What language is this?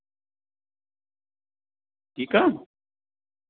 Sindhi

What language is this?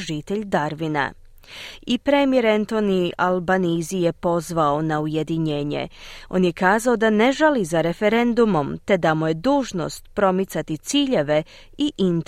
Croatian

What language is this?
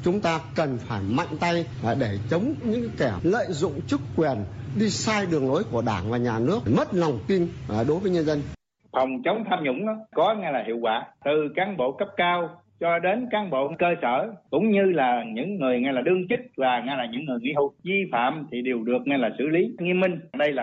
Vietnamese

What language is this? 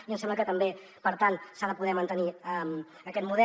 Catalan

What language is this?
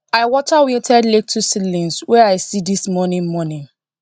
Nigerian Pidgin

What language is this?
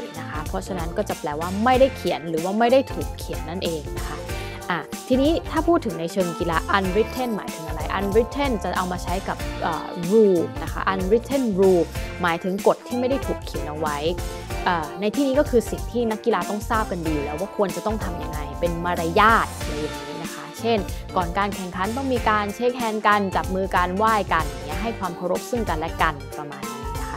Thai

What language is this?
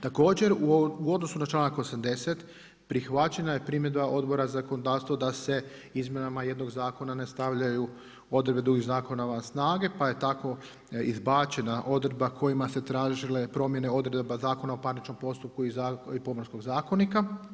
Croatian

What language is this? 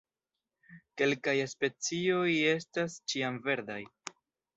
Esperanto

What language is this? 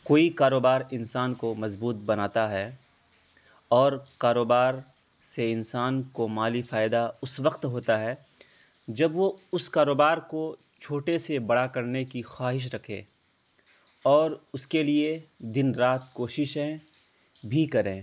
Urdu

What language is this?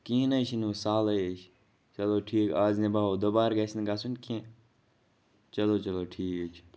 Kashmiri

